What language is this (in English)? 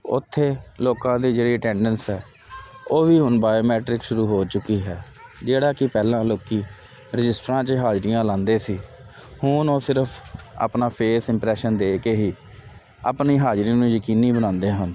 Punjabi